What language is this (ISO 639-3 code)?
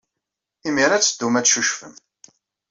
kab